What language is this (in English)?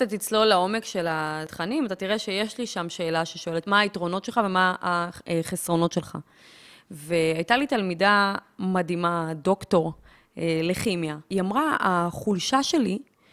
Hebrew